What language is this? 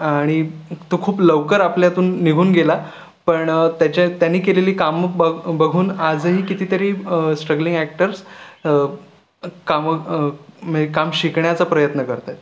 Marathi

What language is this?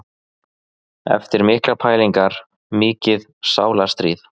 Icelandic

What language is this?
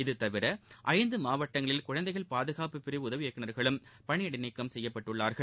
Tamil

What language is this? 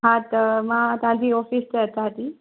Sindhi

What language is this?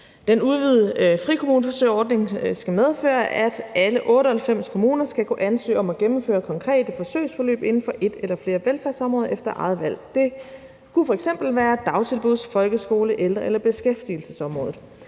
Danish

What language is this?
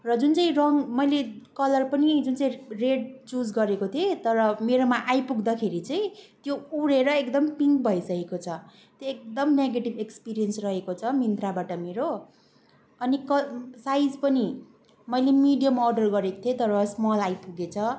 Nepali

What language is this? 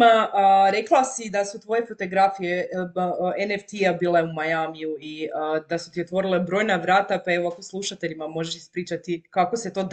Croatian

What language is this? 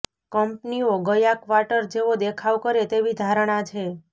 Gujarati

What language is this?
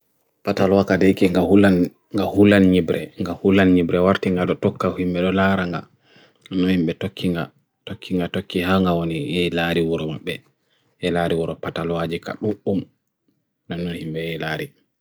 Bagirmi Fulfulde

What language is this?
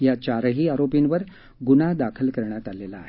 Marathi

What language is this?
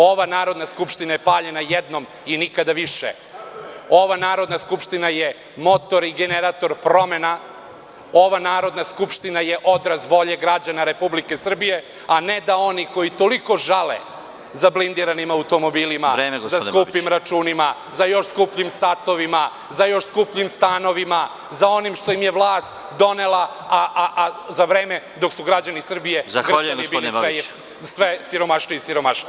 Serbian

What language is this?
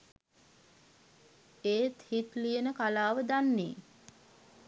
Sinhala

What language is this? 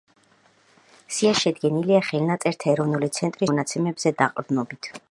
Georgian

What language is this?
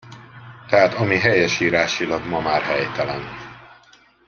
Hungarian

